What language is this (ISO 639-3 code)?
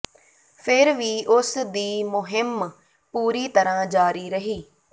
pan